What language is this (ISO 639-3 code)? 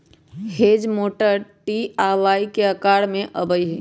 mag